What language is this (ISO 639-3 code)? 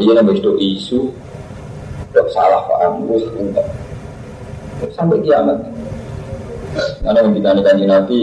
ind